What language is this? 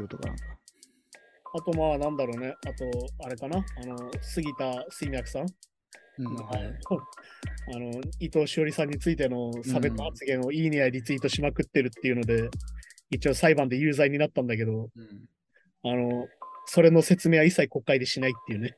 Japanese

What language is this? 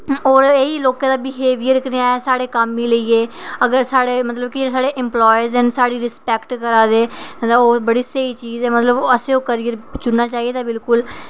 Dogri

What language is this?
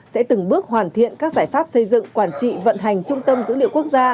Vietnamese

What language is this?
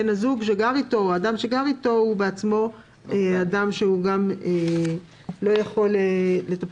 Hebrew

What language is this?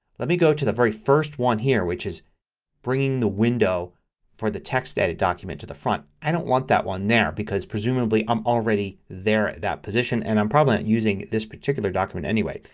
English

